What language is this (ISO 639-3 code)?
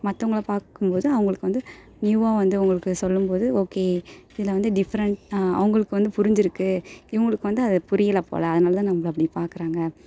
tam